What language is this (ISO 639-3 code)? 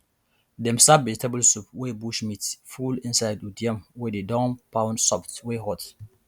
pcm